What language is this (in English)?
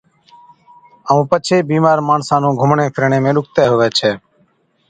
Od